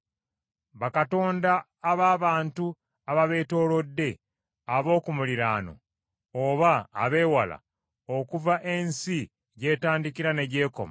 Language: Ganda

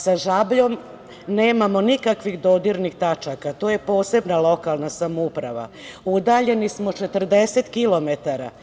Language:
Serbian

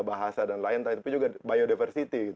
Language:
Indonesian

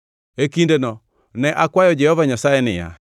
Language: Luo (Kenya and Tanzania)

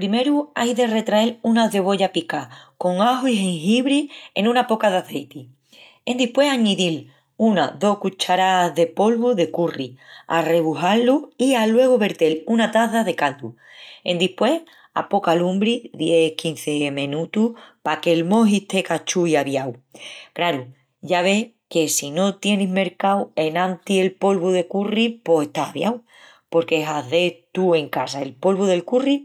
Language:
Extremaduran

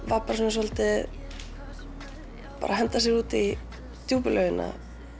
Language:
Icelandic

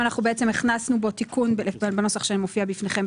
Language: Hebrew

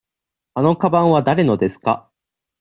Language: Japanese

